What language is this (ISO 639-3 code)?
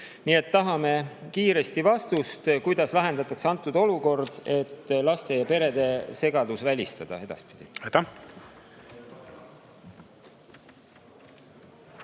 est